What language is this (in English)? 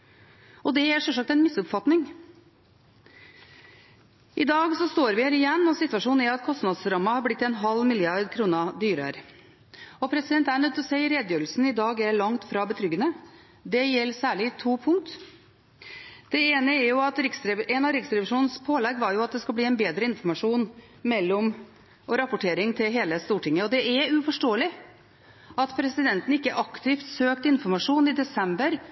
Norwegian Bokmål